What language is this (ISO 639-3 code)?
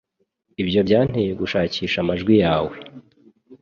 kin